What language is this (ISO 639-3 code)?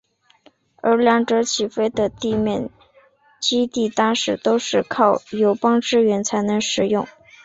zho